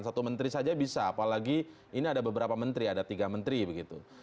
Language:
Indonesian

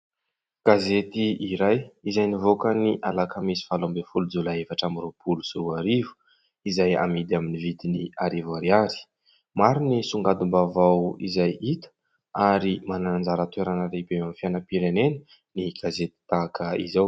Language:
Malagasy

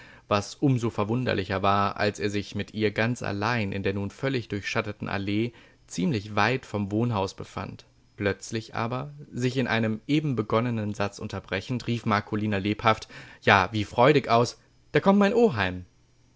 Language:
German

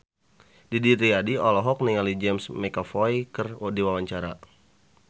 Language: Sundanese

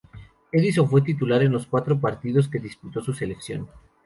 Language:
Spanish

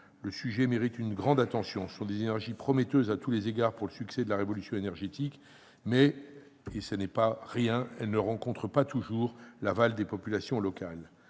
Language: French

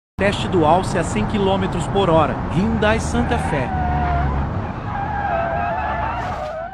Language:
Portuguese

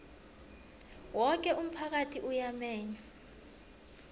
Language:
South Ndebele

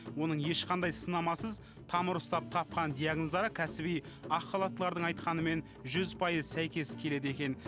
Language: Kazakh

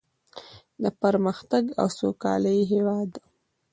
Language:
Pashto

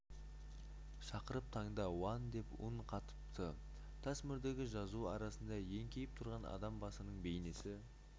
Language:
Kazakh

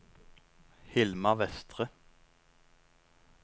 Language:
Norwegian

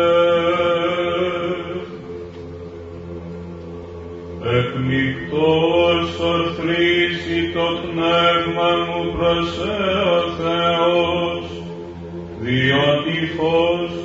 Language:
Greek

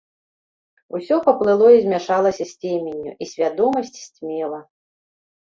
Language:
Belarusian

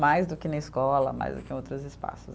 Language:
Portuguese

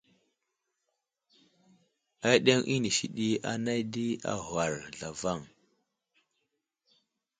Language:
Wuzlam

